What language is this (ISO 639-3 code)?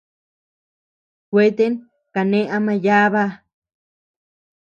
cux